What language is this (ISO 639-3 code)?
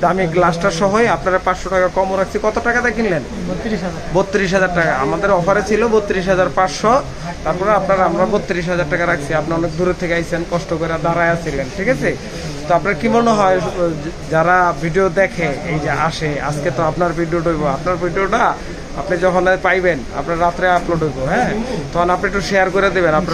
ara